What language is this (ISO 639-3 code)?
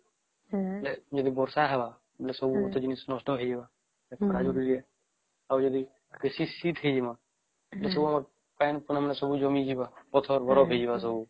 ori